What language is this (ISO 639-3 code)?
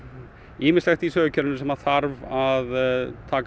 isl